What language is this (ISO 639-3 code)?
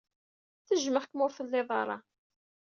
kab